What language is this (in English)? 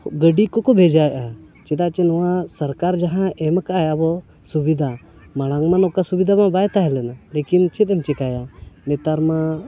Santali